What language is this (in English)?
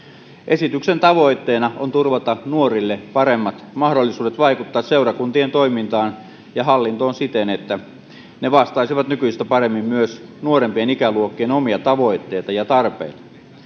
Finnish